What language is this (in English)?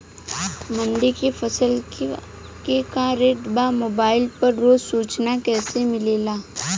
Bhojpuri